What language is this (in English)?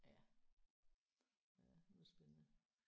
Danish